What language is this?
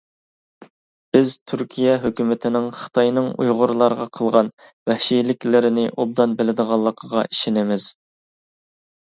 Uyghur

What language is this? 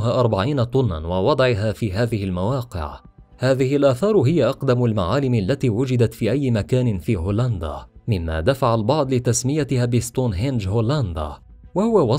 Arabic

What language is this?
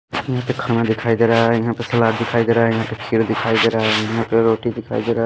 Hindi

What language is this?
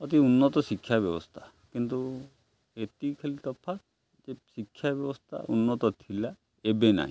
Odia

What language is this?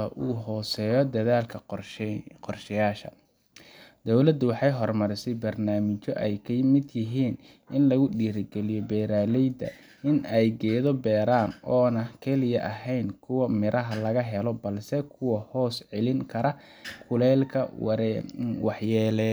Somali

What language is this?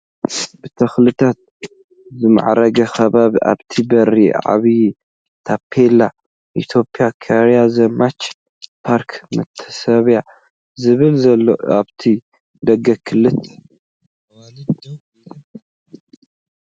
Tigrinya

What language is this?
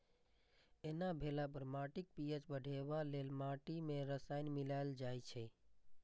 Maithili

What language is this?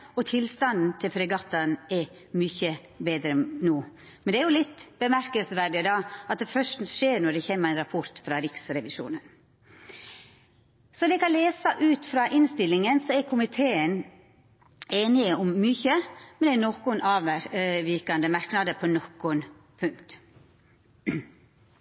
Norwegian Nynorsk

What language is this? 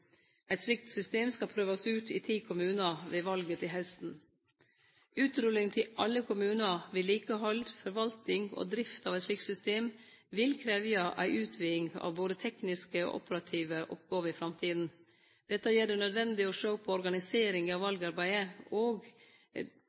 Norwegian Nynorsk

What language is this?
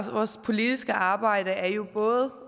Danish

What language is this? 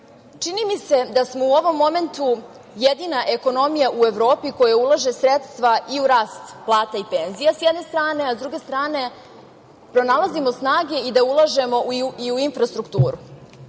Serbian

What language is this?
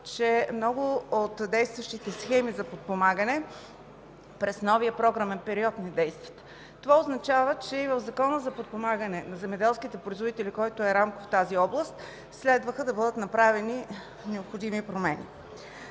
Bulgarian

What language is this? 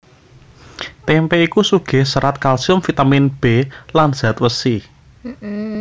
Javanese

